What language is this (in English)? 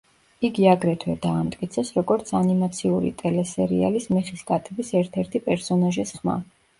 Georgian